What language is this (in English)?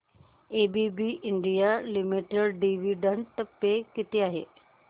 Marathi